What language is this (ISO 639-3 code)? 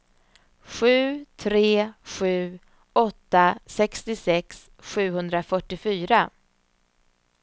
swe